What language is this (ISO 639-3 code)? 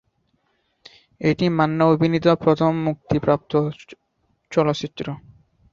ben